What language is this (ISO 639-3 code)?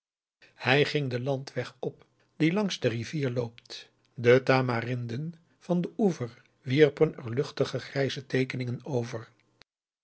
nld